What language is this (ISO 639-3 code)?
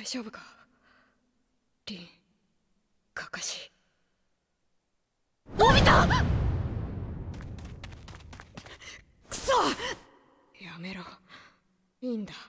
jpn